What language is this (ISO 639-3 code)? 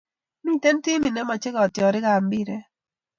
kln